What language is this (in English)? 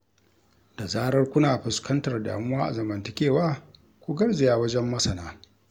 Hausa